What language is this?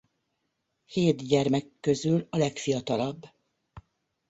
Hungarian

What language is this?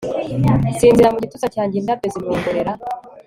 Kinyarwanda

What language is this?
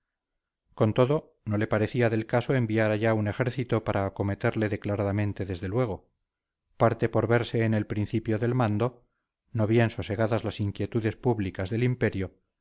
Spanish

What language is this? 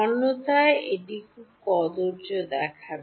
Bangla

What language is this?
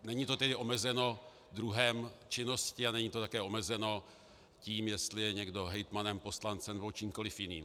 Czech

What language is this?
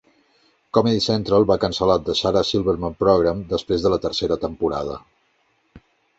Catalan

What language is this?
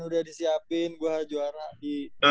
Indonesian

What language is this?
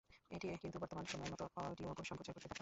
Bangla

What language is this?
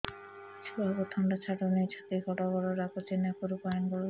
Odia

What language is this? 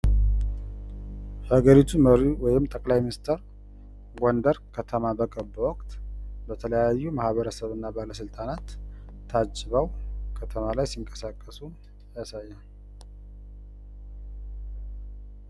Amharic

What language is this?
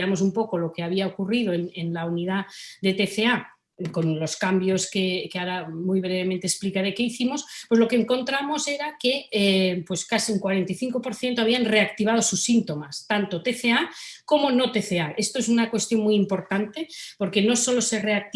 Spanish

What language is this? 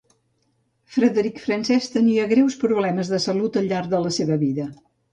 Catalan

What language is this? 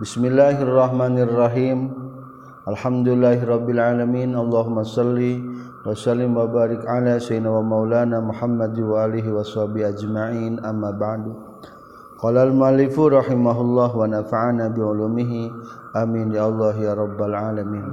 Malay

